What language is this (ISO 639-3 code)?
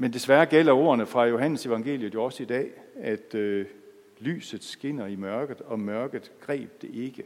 dan